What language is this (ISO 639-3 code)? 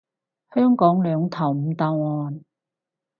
yue